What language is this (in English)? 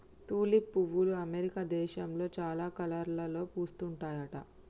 Telugu